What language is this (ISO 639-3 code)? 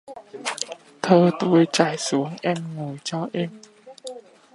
vie